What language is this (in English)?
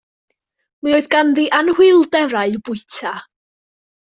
Welsh